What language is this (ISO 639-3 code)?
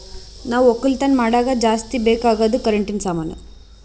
kan